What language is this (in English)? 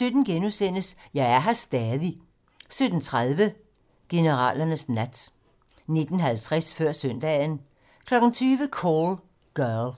Danish